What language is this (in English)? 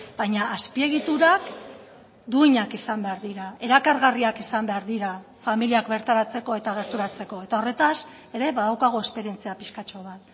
Basque